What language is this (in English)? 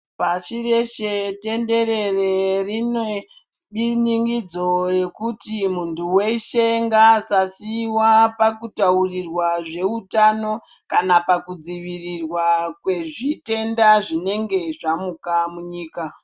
Ndau